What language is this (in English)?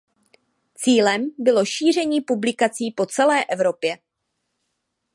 Czech